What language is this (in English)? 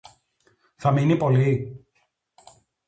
Greek